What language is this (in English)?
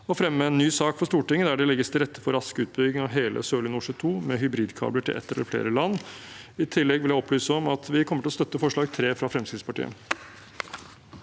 Norwegian